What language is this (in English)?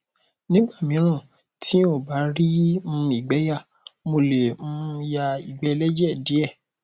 Yoruba